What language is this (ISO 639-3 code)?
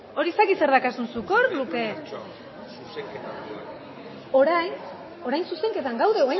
eus